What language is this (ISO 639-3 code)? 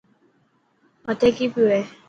mki